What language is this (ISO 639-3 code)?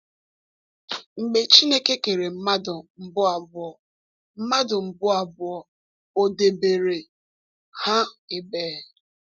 ibo